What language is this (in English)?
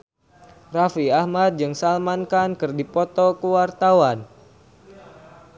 Sundanese